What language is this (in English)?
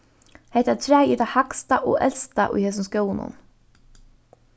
Faroese